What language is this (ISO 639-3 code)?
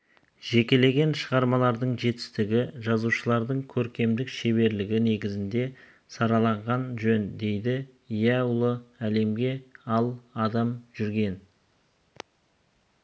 kaz